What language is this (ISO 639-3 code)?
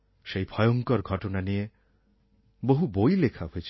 ben